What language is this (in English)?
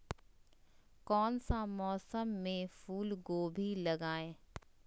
Magahi